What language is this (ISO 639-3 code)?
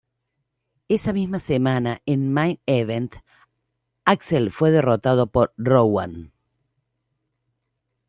spa